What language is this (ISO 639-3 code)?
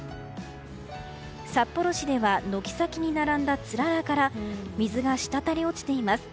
jpn